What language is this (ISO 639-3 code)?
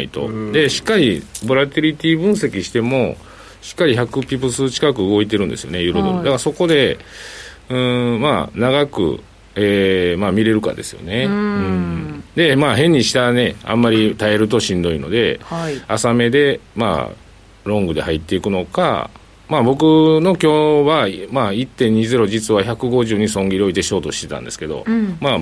jpn